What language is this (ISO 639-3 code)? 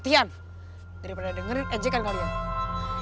ind